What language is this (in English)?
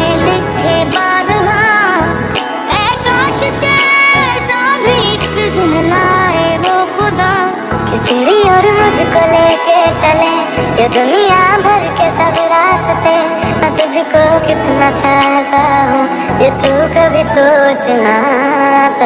Hindi